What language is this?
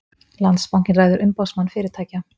Icelandic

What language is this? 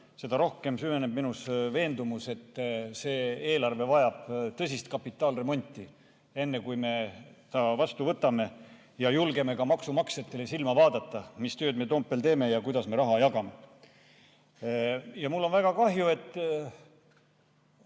Estonian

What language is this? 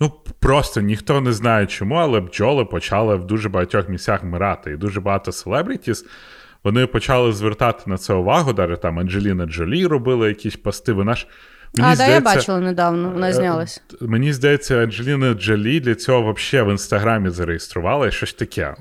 Ukrainian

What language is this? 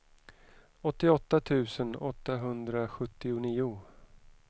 Swedish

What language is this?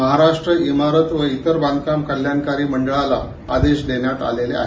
Marathi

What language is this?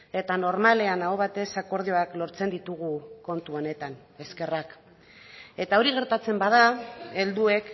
Basque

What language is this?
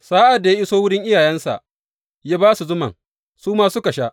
Hausa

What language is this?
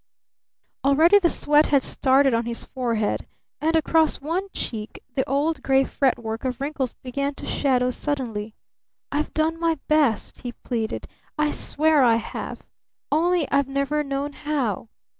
English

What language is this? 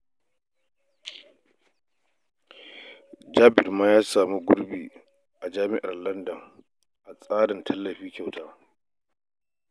Hausa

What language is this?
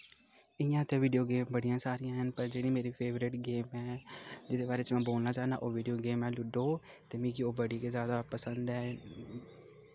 Dogri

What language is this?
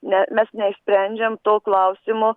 Lithuanian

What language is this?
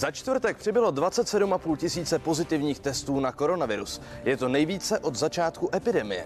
Czech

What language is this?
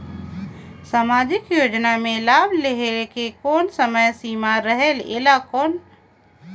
Chhattisgarhi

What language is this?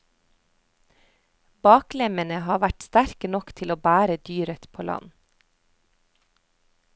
Norwegian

